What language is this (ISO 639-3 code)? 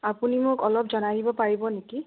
asm